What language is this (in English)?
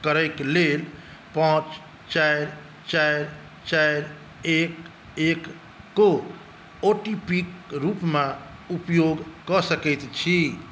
Maithili